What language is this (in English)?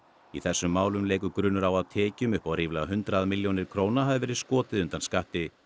Icelandic